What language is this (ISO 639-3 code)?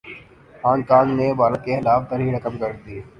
urd